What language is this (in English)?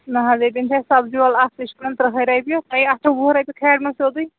Kashmiri